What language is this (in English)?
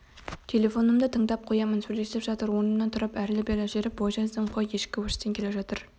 Kazakh